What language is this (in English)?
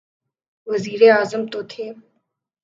Urdu